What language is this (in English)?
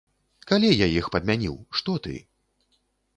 Belarusian